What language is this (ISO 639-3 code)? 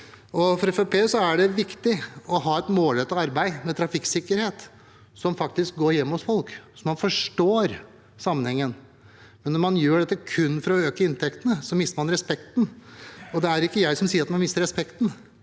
nor